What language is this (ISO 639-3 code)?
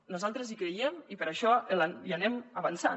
cat